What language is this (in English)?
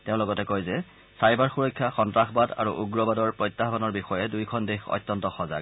Assamese